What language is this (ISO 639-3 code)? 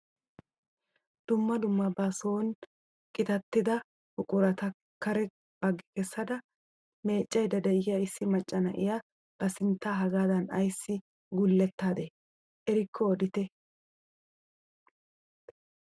wal